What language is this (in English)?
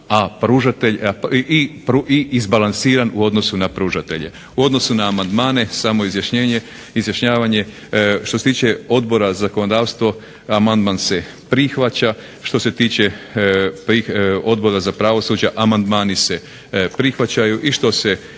Croatian